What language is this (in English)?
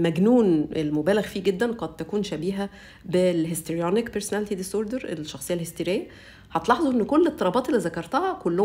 Arabic